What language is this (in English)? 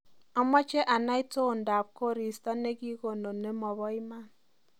Kalenjin